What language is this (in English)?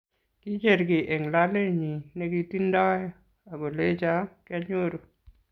Kalenjin